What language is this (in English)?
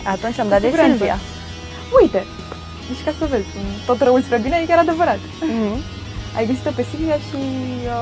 Romanian